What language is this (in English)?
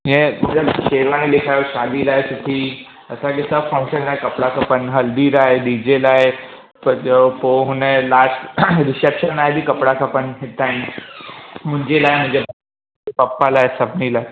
Sindhi